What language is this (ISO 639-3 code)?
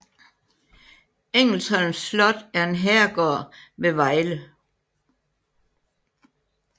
dan